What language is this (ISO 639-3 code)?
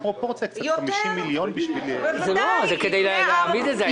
heb